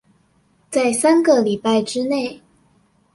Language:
Chinese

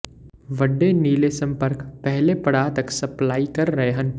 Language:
Punjabi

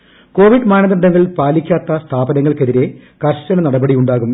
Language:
Malayalam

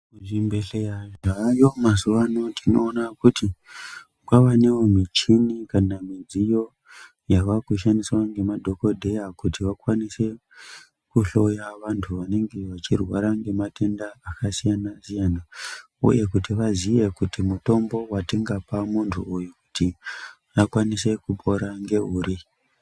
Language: Ndau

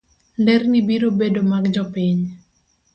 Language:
Luo (Kenya and Tanzania)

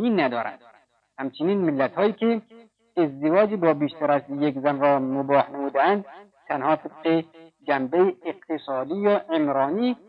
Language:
Persian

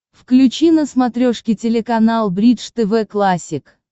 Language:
Russian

